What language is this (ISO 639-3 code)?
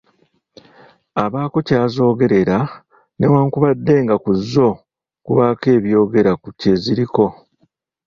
lug